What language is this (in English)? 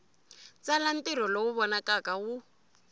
Tsonga